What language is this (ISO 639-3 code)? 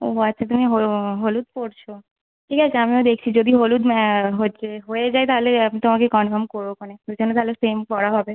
ben